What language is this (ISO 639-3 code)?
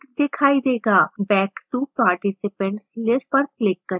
hin